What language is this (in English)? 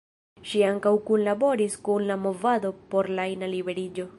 Esperanto